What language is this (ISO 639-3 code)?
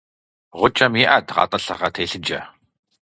kbd